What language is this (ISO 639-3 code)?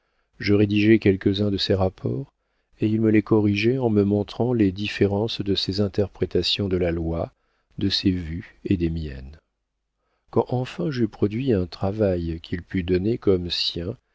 fra